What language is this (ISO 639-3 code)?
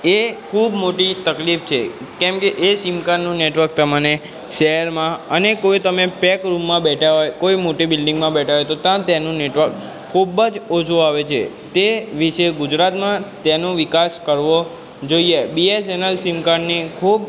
guj